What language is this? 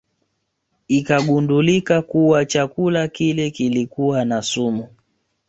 Swahili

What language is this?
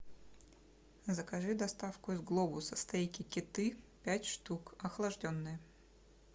Russian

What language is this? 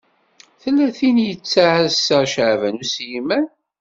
Kabyle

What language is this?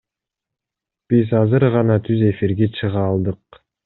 Kyrgyz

